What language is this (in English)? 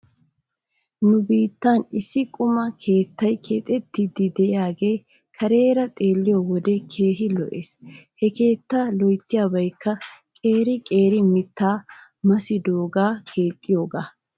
Wolaytta